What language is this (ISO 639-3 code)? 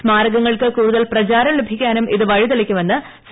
mal